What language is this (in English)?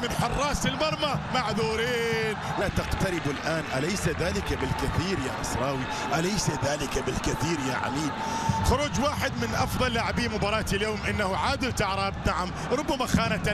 Arabic